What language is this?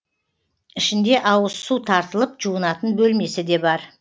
Kazakh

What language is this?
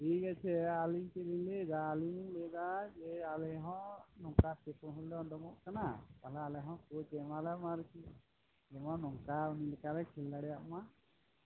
Santali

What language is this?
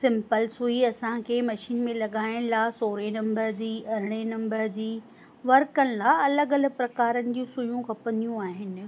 Sindhi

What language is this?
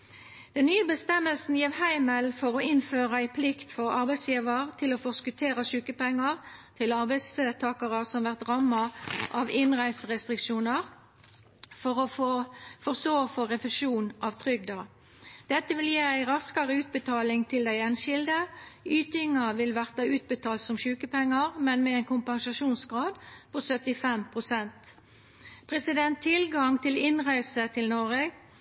Norwegian Nynorsk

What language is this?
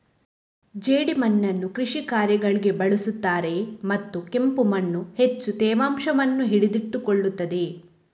Kannada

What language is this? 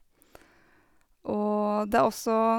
Norwegian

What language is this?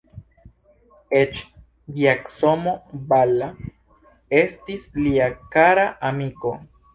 Esperanto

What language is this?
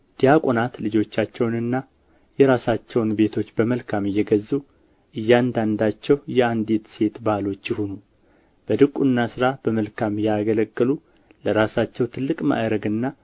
Amharic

